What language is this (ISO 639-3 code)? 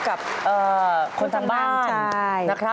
tha